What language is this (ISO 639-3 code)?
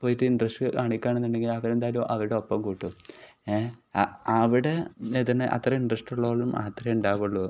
mal